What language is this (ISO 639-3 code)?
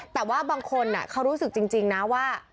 tha